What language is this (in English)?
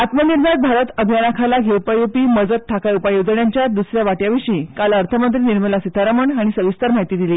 Konkani